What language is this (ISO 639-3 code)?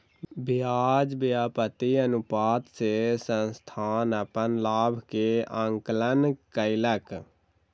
mai